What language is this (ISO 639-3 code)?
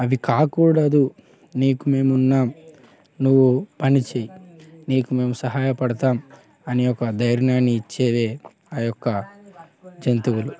tel